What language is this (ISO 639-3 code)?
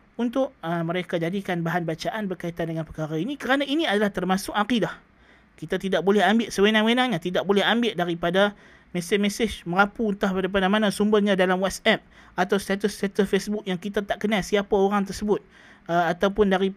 msa